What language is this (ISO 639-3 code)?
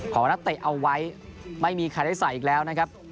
tha